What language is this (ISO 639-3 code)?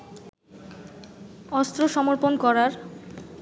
ben